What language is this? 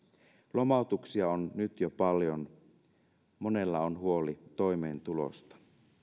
Finnish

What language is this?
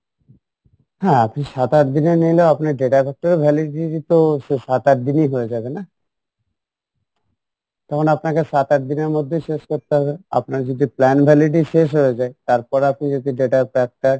Bangla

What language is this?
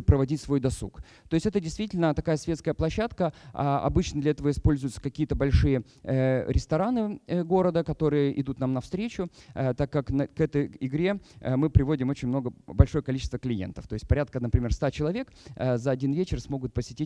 Russian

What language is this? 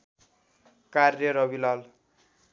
Nepali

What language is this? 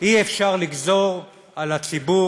Hebrew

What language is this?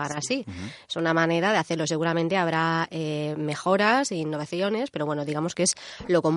Spanish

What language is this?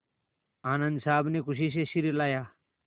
Hindi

